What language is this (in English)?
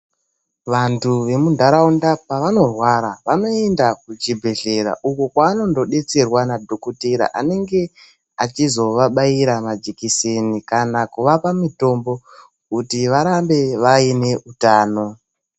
Ndau